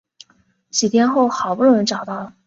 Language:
Chinese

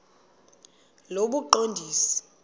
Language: Xhosa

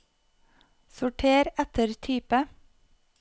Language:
Norwegian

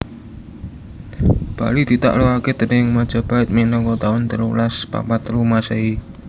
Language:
Javanese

